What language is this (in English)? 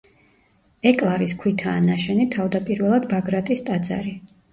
Georgian